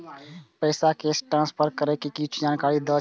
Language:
Maithili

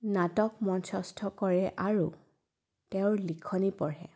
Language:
Assamese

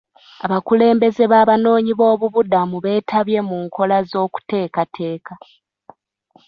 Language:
Ganda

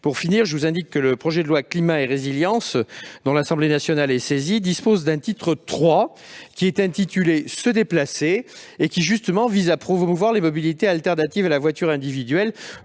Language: French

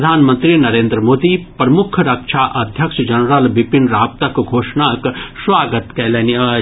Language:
Maithili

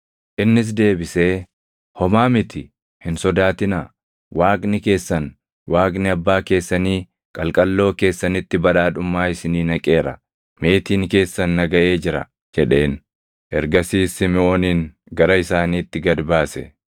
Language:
Oromo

